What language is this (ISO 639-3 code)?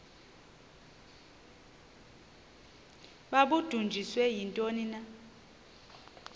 xho